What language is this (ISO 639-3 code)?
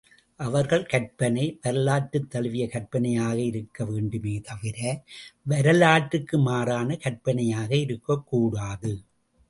tam